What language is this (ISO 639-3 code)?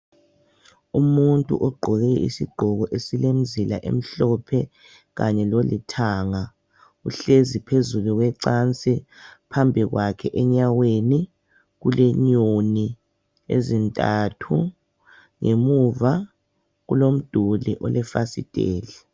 nde